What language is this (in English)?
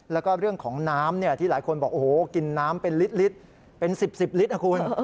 Thai